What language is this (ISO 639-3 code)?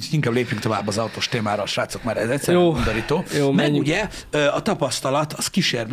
hun